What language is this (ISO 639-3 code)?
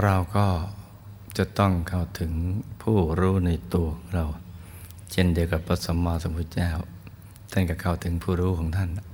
tha